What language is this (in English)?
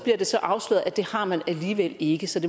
Danish